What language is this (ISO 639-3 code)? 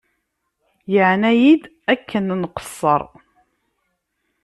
kab